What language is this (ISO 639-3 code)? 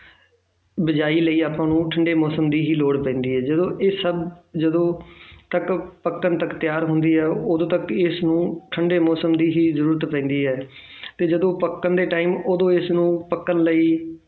pan